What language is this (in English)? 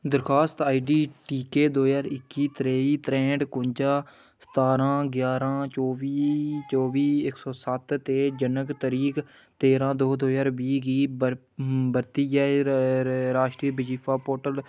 Dogri